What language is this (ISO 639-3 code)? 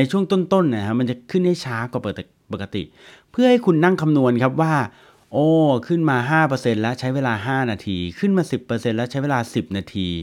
tha